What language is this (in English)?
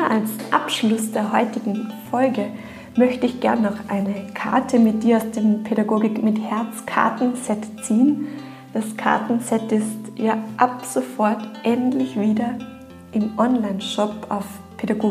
German